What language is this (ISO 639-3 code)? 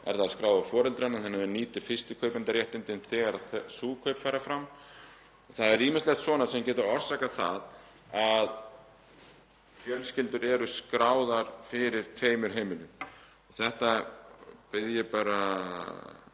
isl